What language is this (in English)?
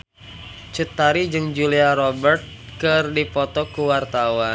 Sundanese